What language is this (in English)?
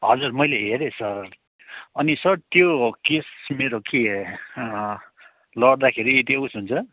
Nepali